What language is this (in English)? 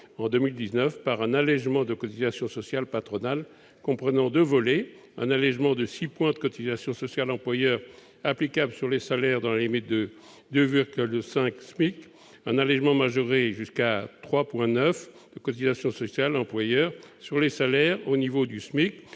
French